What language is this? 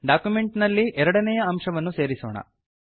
Kannada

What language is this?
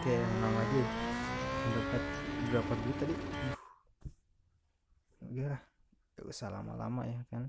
Indonesian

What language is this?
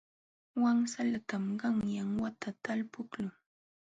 Jauja Wanca Quechua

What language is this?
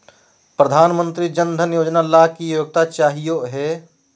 Magahi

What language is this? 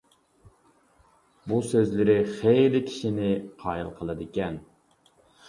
Uyghur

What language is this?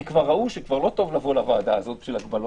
Hebrew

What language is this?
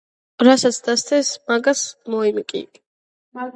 Georgian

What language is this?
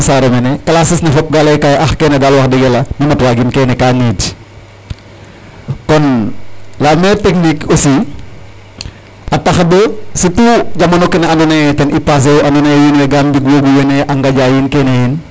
Serer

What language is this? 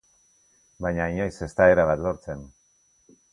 Basque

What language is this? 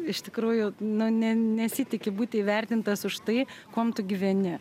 Lithuanian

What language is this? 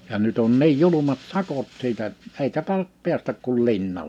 Finnish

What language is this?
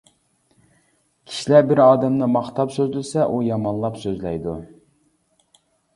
Uyghur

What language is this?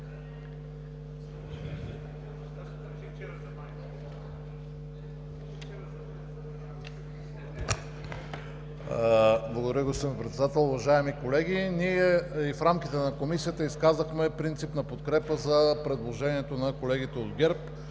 Bulgarian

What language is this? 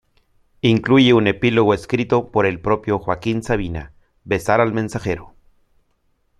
Spanish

